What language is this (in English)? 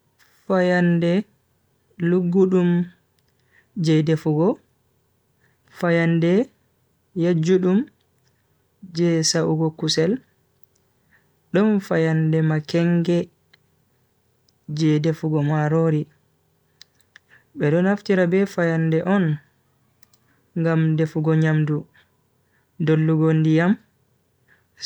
Bagirmi Fulfulde